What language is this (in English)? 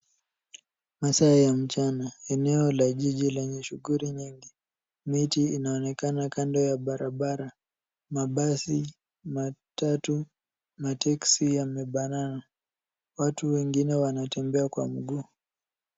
Swahili